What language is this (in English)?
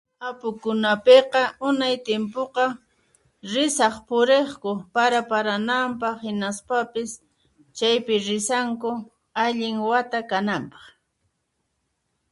Puno Quechua